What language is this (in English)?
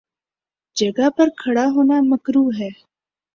Urdu